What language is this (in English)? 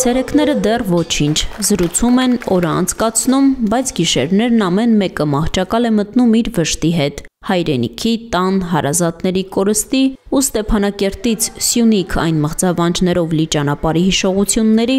Romanian